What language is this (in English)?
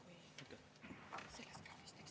Estonian